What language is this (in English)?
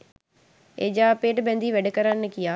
Sinhala